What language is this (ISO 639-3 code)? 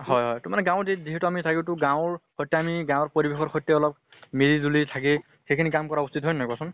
asm